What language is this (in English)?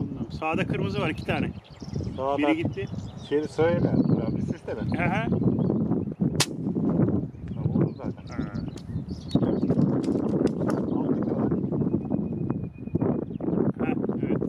Turkish